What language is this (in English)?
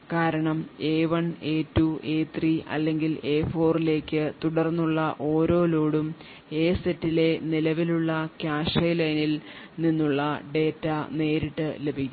Malayalam